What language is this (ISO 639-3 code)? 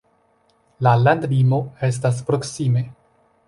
epo